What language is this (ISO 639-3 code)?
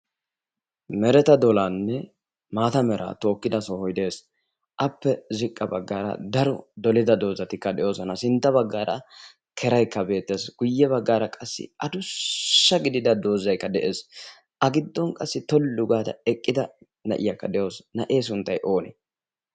wal